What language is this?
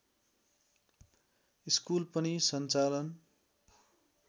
Nepali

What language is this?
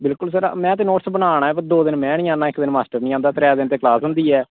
Dogri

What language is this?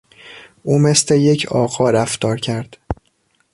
Persian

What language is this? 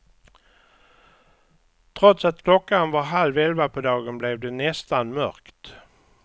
Swedish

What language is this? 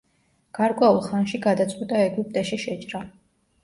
Georgian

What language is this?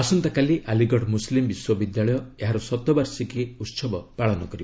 Odia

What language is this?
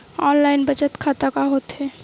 Chhattisgarhi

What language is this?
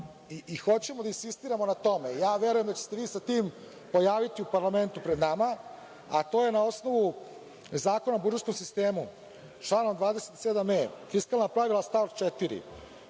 Serbian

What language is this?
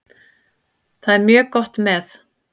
Icelandic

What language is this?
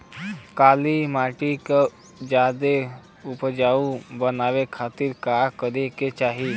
Bhojpuri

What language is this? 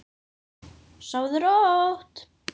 Icelandic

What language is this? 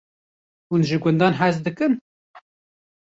Kurdish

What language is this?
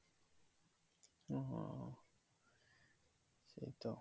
Bangla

